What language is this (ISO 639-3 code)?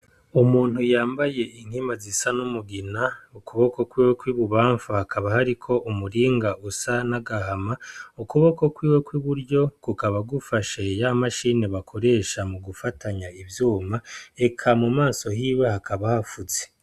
run